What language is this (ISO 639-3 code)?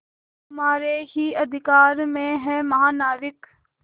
hin